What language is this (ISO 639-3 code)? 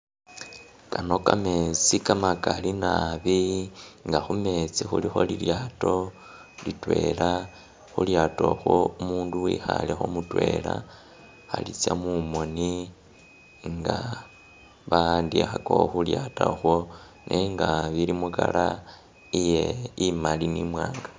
myx